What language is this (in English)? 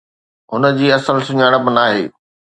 Sindhi